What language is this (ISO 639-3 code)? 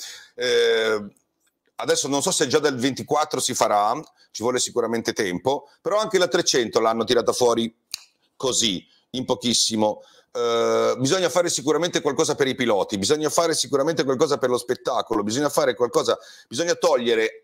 ita